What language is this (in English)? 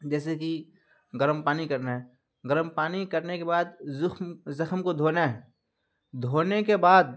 Urdu